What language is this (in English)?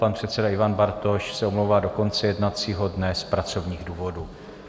Czech